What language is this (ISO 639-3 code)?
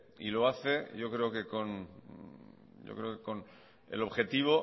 spa